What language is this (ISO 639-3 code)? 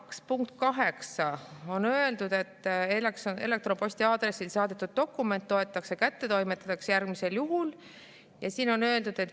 est